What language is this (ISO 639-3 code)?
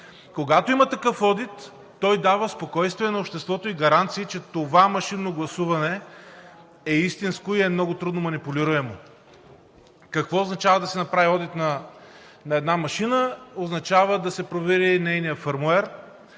bul